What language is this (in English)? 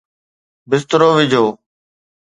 Sindhi